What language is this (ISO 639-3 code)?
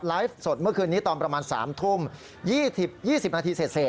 tha